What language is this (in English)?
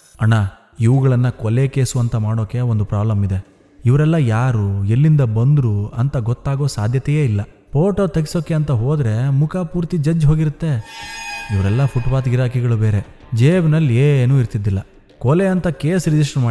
Malayalam